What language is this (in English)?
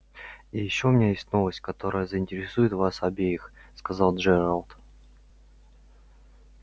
Russian